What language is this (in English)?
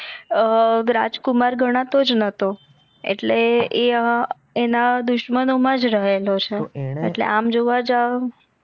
Gujarati